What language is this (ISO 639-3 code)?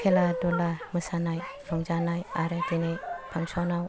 brx